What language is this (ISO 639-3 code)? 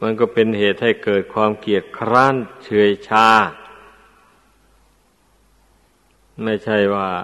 tha